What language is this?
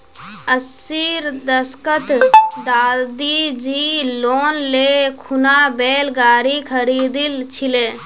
Magahi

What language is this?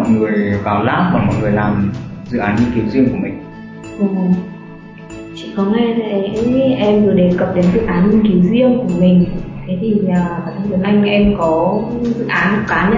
Vietnamese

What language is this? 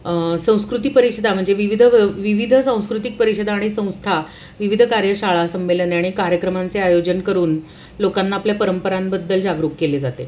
Marathi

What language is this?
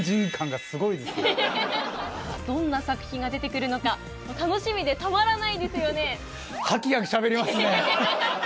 Japanese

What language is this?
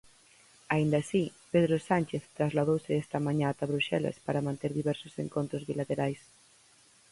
Galician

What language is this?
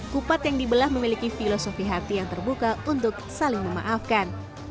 Indonesian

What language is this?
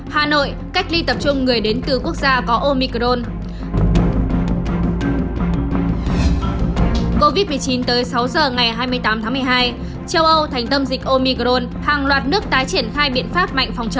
Vietnamese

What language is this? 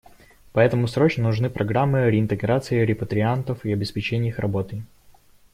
Russian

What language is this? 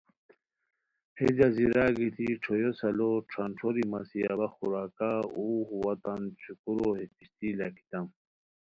Khowar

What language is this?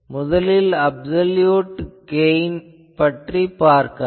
Tamil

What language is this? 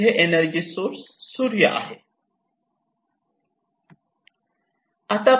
Marathi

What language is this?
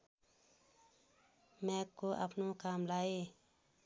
Nepali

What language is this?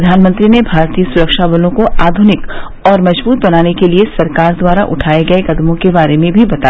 Hindi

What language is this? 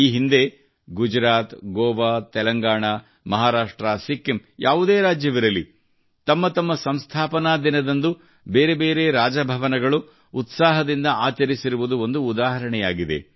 Kannada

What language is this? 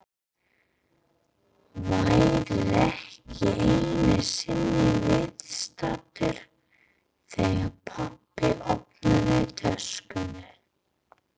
Icelandic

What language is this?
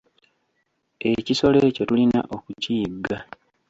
Ganda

